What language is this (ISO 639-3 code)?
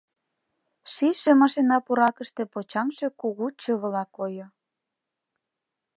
chm